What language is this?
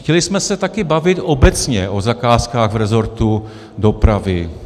Czech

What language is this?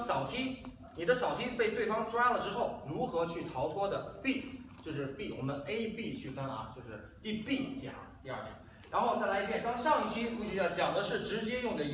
Chinese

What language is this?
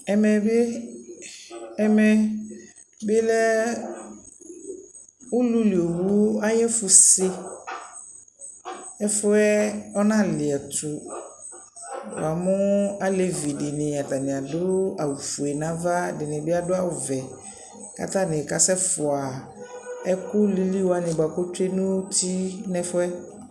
Ikposo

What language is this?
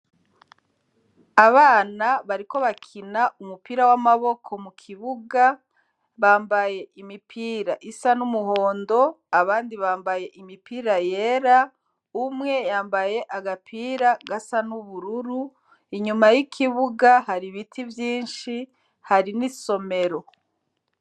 Rundi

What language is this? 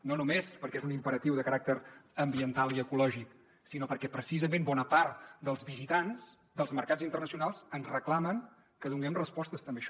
Catalan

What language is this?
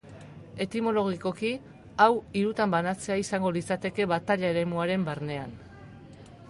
Basque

